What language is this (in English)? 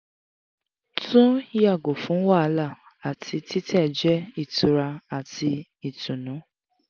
Yoruba